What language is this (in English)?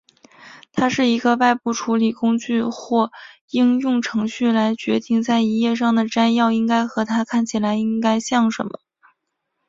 Chinese